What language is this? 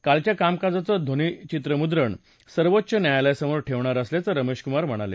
Marathi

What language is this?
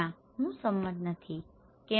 Gujarati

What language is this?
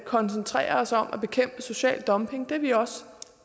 Danish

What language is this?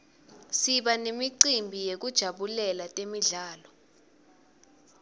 Swati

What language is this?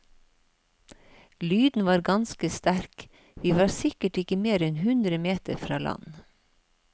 Norwegian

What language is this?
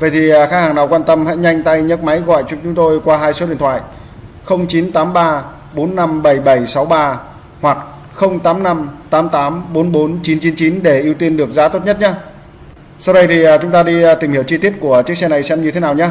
Vietnamese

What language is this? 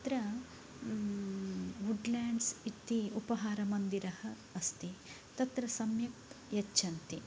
Sanskrit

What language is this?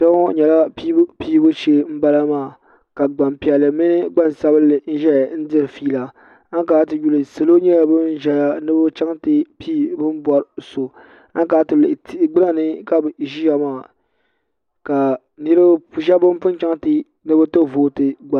Dagbani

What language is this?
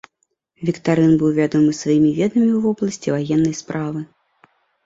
Belarusian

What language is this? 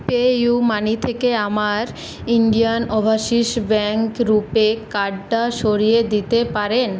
Bangla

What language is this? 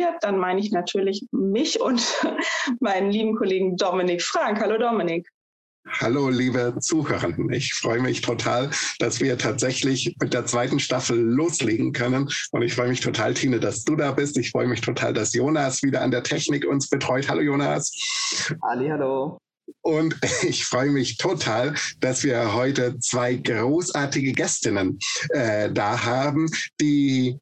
German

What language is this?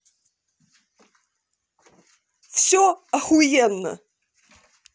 Russian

